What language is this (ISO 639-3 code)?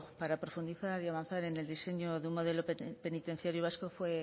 spa